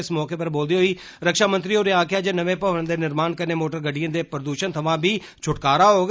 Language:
Dogri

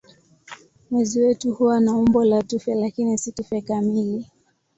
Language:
Swahili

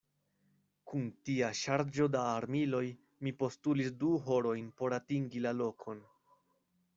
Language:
Esperanto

